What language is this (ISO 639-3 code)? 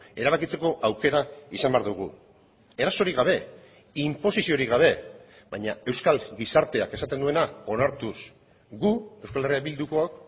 eus